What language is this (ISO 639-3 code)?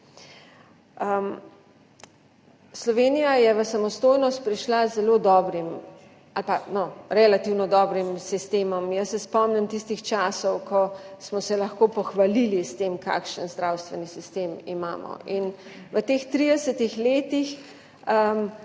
slv